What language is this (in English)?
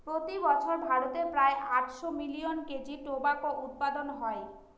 Bangla